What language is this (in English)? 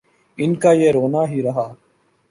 Urdu